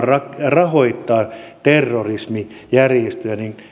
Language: Finnish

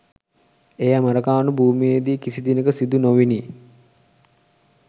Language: Sinhala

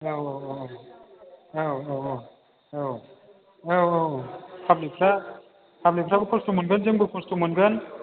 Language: Bodo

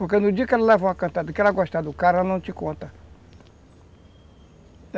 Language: Portuguese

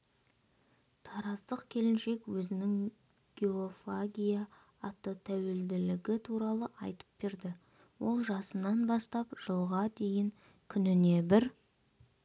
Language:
Kazakh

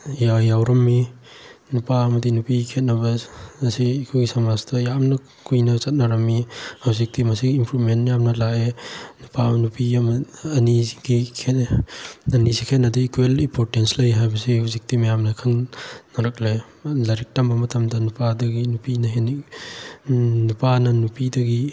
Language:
Manipuri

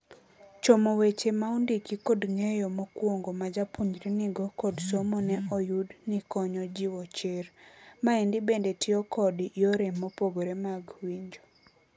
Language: Luo (Kenya and Tanzania)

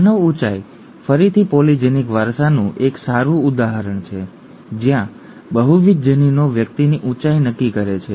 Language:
Gujarati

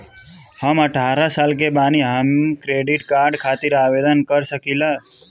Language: Bhojpuri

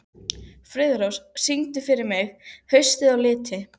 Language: Icelandic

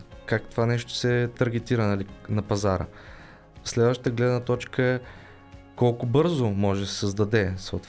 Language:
Bulgarian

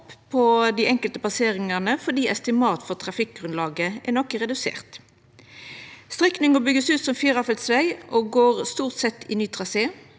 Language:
Norwegian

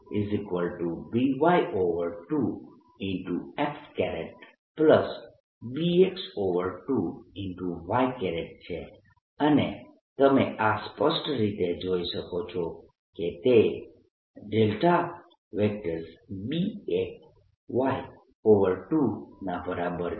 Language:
Gujarati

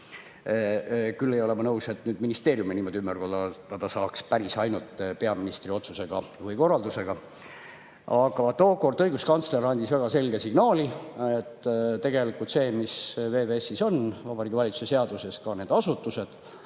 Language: Estonian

